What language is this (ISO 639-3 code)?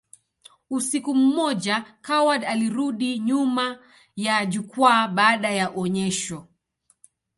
swa